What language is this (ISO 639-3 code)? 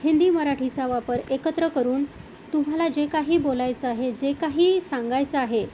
mar